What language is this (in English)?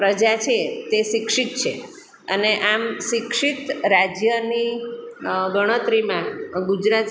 Gujarati